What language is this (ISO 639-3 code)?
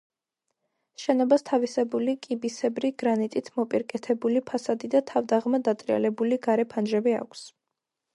kat